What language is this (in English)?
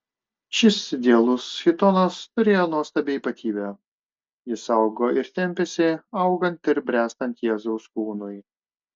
Lithuanian